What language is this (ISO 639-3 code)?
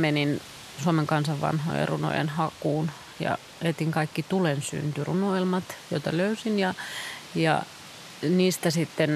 fin